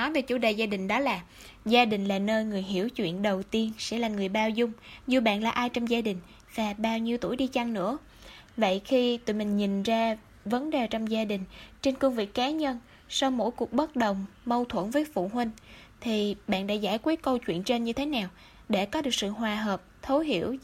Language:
Vietnamese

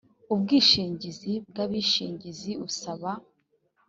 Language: Kinyarwanda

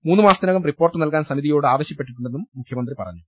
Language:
Malayalam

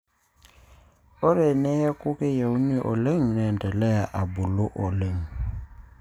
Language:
Masai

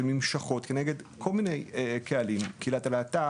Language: Hebrew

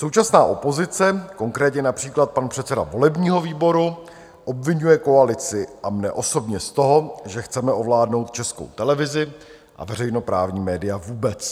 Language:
Czech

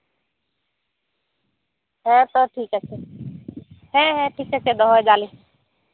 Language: Santali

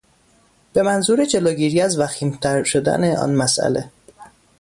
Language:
Persian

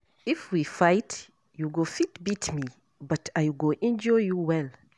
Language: Nigerian Pidgin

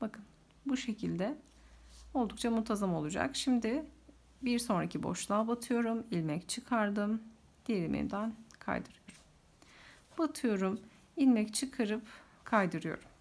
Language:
Turkish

